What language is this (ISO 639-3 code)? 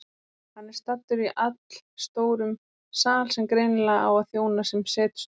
isl